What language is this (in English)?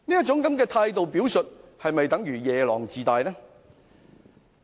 Cantonese